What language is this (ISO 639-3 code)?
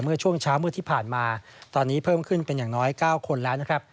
tha